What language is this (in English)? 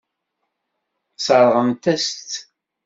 Kabyle